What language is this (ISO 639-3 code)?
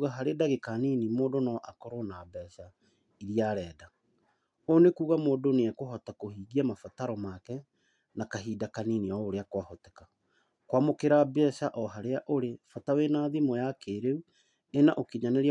kik